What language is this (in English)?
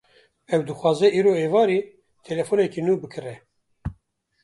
Kurdish